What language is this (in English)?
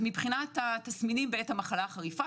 Hebrew